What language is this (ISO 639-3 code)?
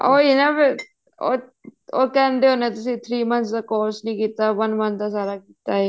pan